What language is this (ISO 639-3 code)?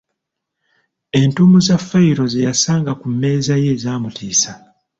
lug